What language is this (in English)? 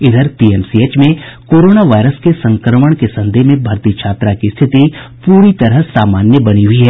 Hindi